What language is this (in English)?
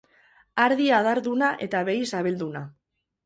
Basque